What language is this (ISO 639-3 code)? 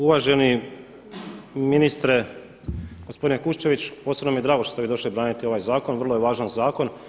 hrv